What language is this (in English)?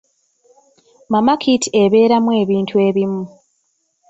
Ganda